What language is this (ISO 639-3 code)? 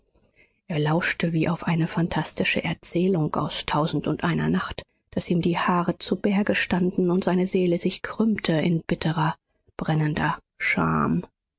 deu